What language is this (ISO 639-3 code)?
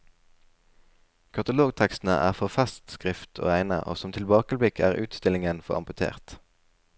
nor